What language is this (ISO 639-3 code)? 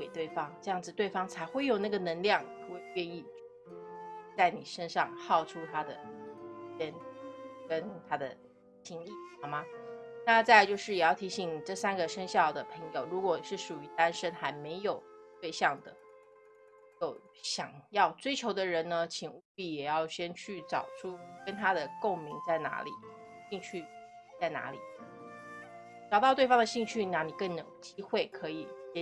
zho